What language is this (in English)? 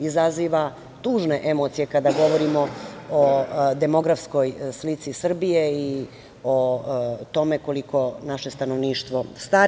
Serbian